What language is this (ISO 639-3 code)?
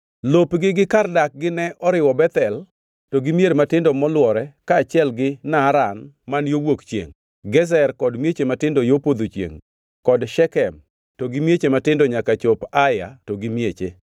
luo